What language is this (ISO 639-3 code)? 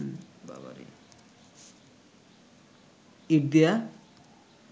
ben